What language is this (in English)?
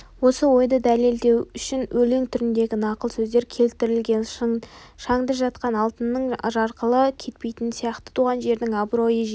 Kazakh